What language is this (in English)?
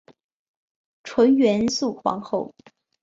Chinese